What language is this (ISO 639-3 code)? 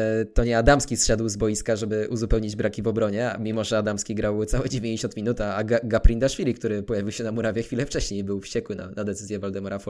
pol